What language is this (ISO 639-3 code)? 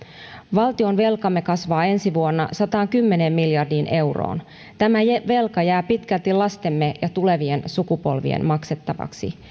fin